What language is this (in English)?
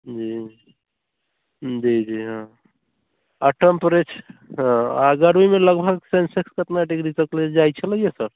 Maithili